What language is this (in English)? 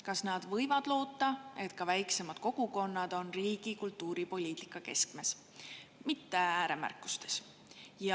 Estonian